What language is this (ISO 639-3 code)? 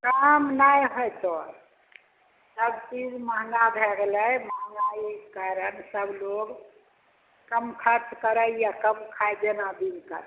mai